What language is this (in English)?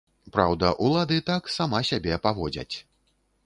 Belarusian